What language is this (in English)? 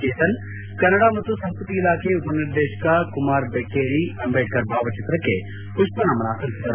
Kannada